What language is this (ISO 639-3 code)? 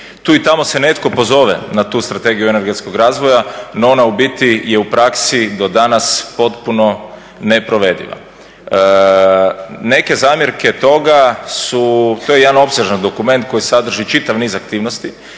hrv